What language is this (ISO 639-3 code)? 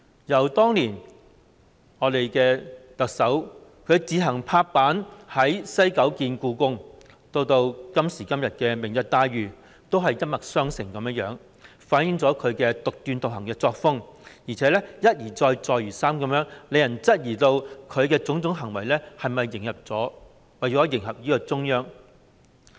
yue